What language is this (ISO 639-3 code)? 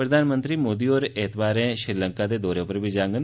doi